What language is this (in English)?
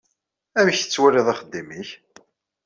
Kabyle